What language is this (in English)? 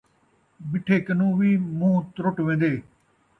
Saraiki